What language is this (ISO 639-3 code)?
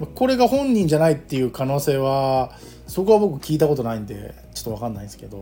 jpn